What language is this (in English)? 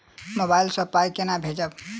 Maithili